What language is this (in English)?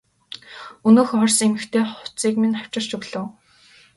Mongolian